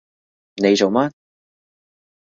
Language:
Cantonese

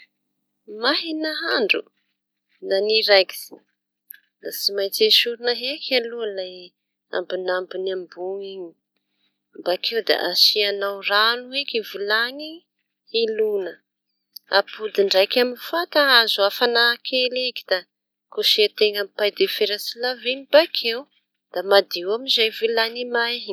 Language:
Tanosy Malagasy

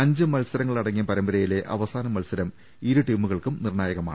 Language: Malayalam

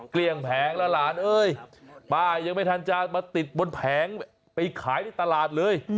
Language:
Thai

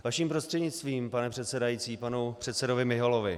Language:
Czech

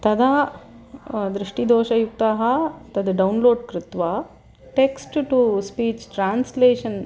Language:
Sanskrit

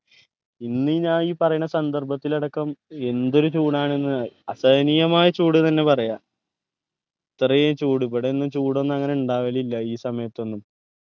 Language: Malayalam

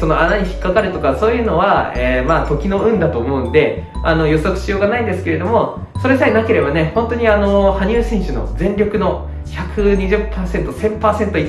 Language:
Japanese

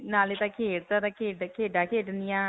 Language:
Punjabi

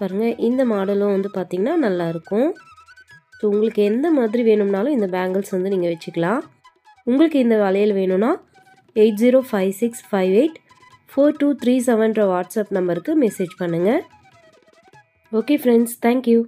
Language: Tamil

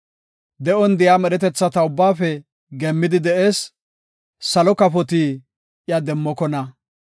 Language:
Gofa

